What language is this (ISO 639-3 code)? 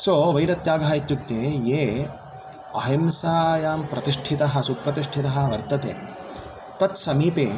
san